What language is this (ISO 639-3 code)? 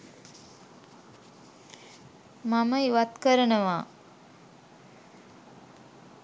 sin